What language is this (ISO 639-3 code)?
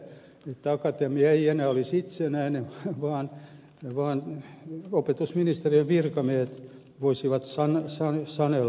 fin